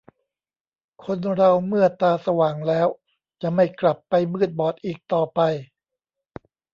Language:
Thai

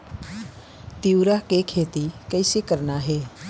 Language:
Chhattisgarhi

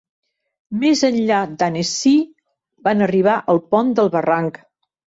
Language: Catalan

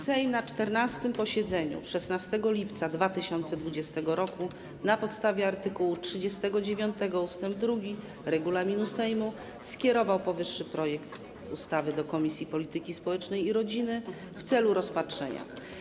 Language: Polish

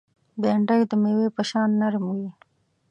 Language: Pashto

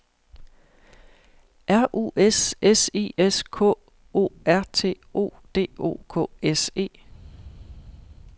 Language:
Danish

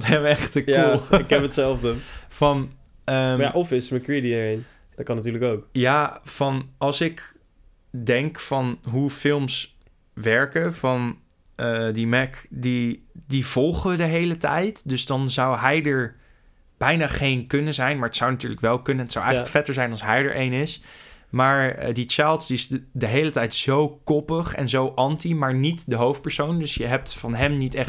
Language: Dutch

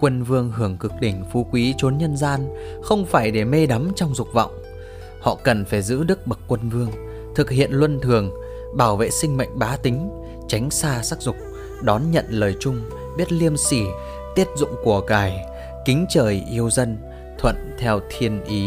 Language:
Vietnamese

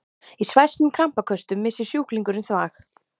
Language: Icelandic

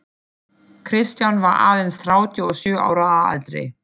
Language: Icelandic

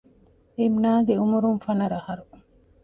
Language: Divehi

